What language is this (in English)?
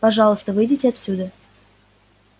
Russian